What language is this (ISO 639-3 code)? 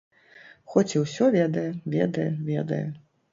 bel